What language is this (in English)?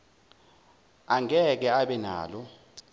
Zulu